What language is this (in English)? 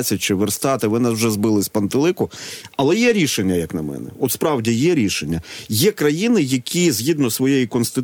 Ukrainian